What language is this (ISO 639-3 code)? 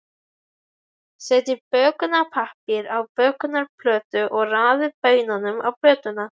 isl